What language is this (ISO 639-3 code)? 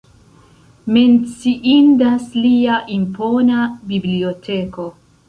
epo